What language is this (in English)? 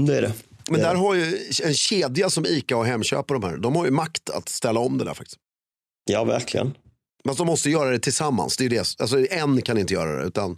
Swedish